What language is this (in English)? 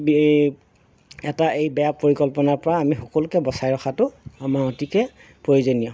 Assamese